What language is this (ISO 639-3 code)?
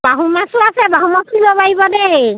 asm